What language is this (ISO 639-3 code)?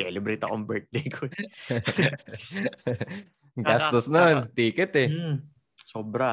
fil